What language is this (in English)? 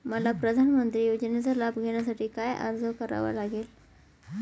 Marathi